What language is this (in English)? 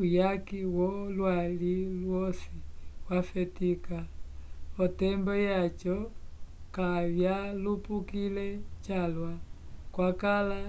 Umbundu